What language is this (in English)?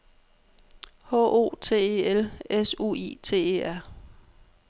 Danish